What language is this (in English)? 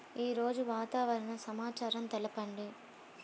Telugu